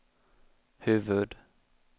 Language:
Swedish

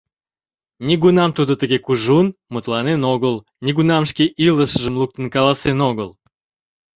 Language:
Mari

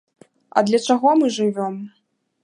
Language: Belarusian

